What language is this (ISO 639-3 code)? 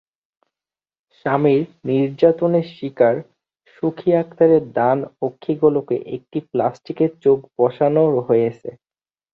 ben